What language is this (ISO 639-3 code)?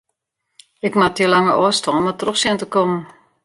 fry